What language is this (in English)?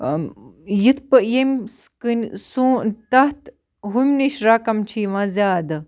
Kashmiri